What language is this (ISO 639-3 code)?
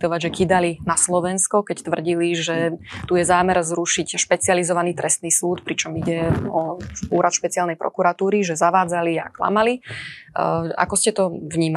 slk